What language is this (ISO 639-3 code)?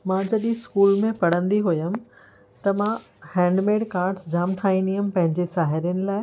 snd